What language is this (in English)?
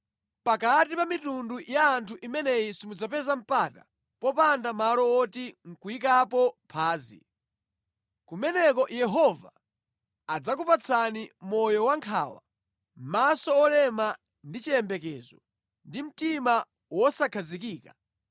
Nyanja